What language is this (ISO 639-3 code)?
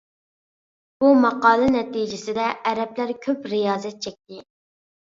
uig